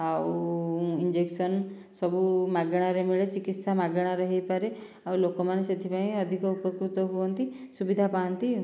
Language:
Odia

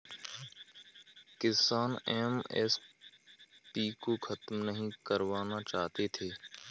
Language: Hindi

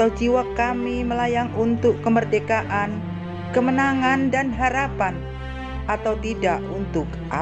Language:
Indonesian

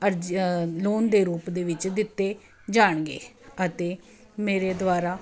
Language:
Punjabi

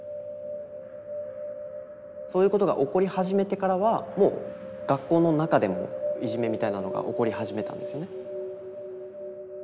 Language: Japanese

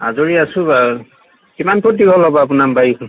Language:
Assamese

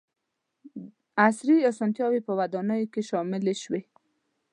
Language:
Pashto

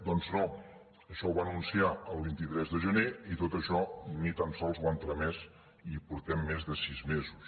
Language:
Catalan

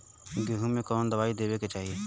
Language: Bhojpuri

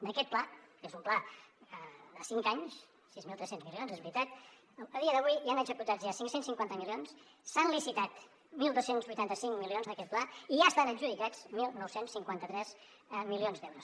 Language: Catalan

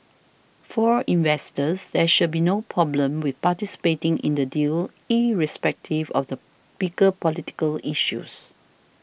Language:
English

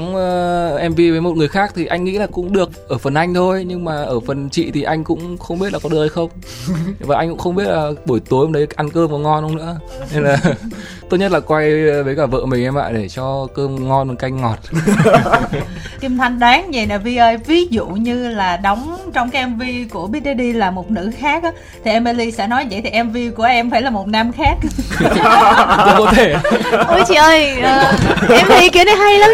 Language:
Vietnamese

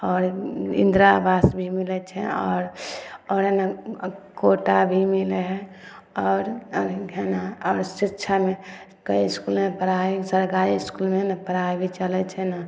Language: Maithili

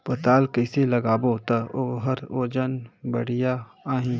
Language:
Chhattisgarhi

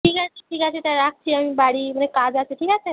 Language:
Bangla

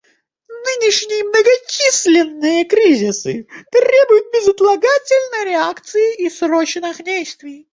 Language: Russian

